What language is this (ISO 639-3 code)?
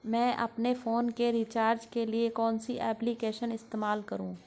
hin